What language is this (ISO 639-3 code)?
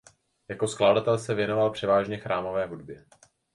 ces